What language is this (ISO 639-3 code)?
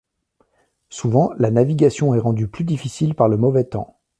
fra